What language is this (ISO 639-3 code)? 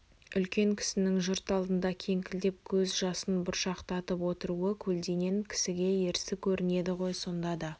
kaz